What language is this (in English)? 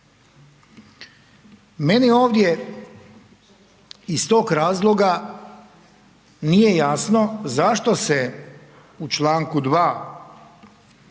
Croatian